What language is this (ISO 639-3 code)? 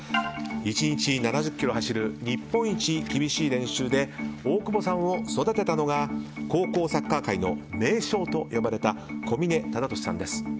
jpn